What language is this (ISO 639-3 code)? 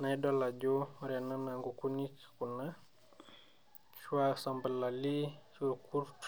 mas